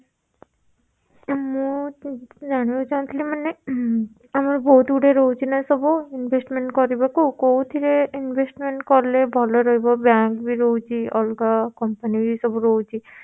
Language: Odia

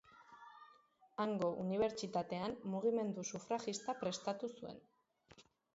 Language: Basque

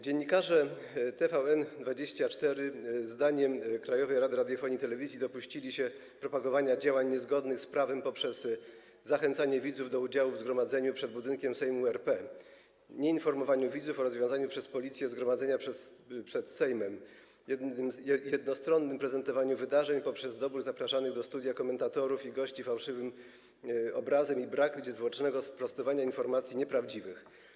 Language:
Polish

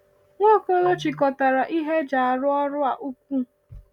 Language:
Igbo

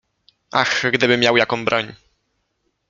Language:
Polish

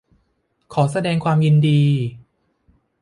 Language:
Thai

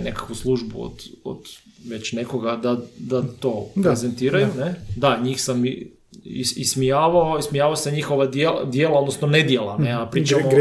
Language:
Croatian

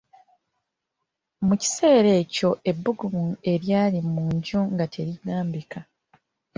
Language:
Ganda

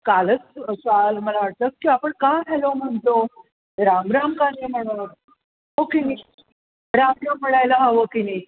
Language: Marathi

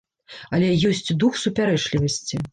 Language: Belarusian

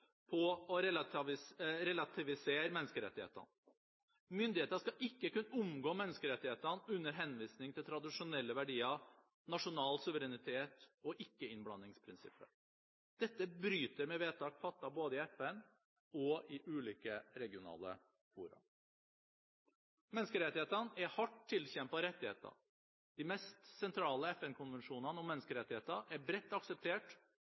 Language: Norwegian Bokmål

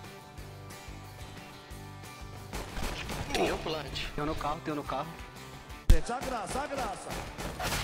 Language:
Portuguese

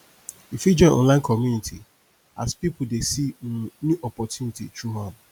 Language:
Nigerian Pidgin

